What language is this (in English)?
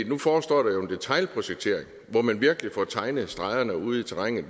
Danish